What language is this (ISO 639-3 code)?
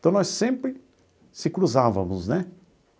por